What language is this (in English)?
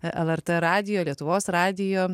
Lithuanian